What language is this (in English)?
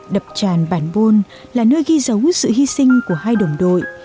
Vietnamese